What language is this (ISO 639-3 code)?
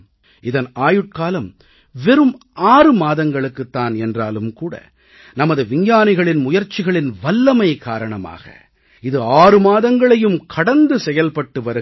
tam